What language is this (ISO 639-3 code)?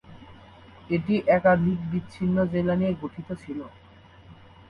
ben